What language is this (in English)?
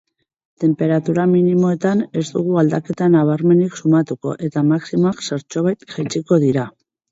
Basque